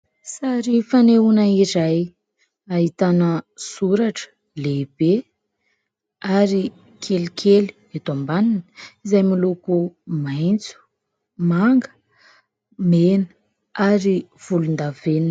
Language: Malagasy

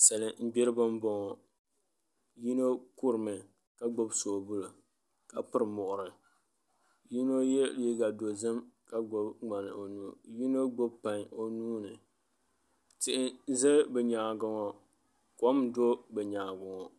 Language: Dagbani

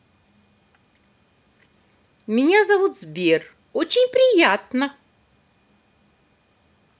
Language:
Russian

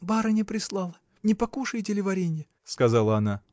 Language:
Russian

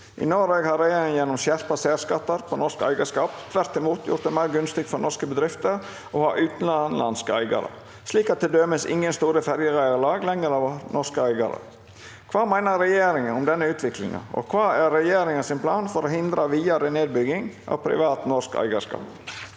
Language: Norwegian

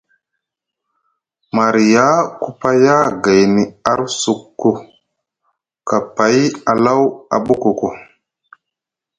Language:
Musgu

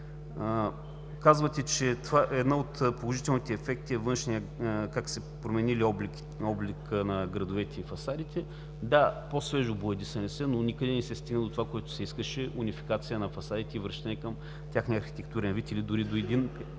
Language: Bulgarian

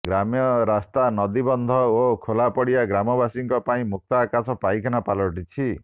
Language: Odia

